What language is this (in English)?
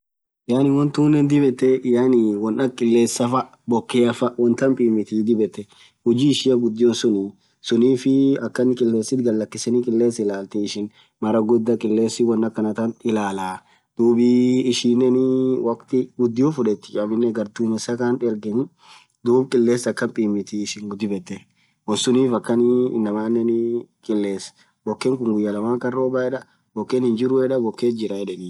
Orma